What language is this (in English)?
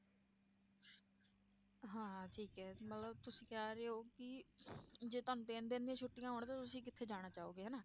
Punjabi